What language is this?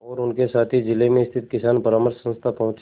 Hindi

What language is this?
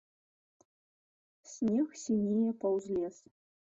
Belarusian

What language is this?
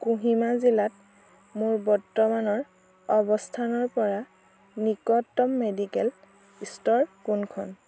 Assamese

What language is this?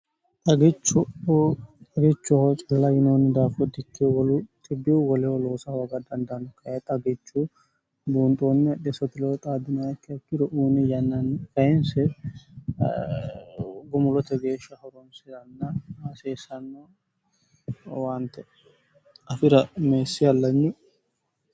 Sidamo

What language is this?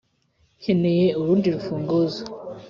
Kinyarwanda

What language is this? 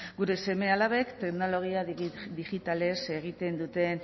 Basque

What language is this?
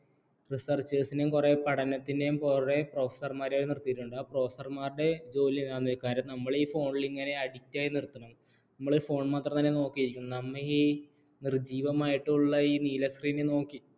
Malayalam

